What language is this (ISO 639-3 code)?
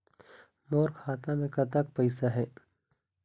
hne